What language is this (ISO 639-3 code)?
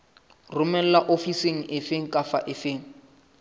sot